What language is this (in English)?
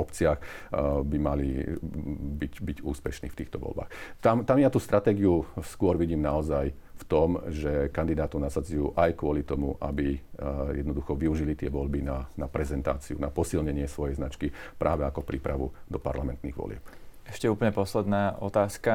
Slovak